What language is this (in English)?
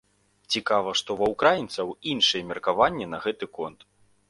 Belarusian